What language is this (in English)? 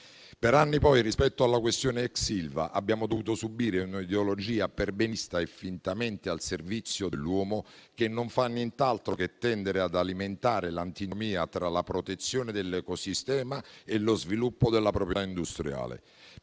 Italian